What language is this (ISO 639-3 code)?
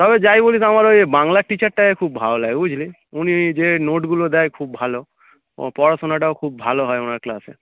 ben